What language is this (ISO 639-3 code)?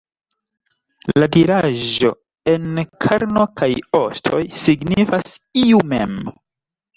epo